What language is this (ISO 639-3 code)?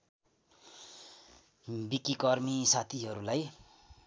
nep